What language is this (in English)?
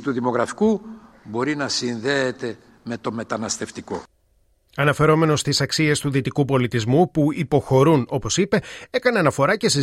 Greek